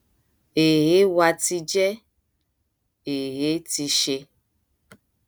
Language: Yoruba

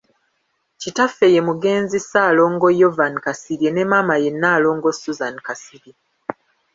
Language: Ganda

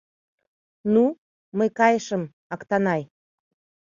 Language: Mari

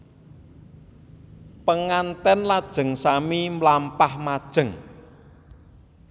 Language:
Javanese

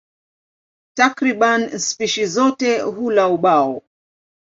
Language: Swahili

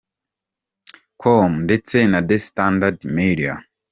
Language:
Kinyarwanda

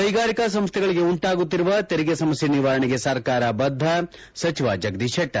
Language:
Kannada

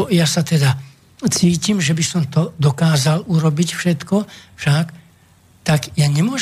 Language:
Slovak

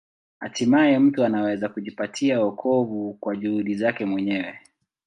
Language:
Swahili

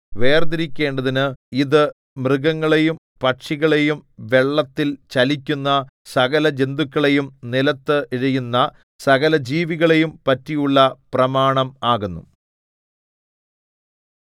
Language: Malayalam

